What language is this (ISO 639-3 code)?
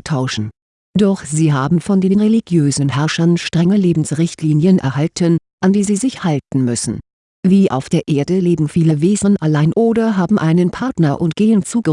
deu